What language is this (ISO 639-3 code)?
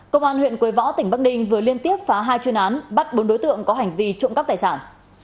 vie